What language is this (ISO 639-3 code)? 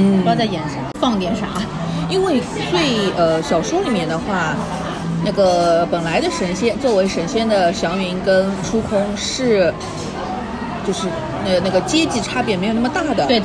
zho